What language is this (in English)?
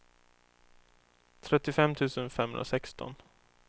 Swedish